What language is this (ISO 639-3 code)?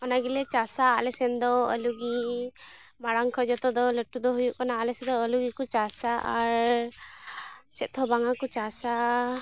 sat